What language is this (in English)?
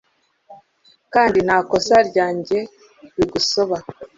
Kinyarwanda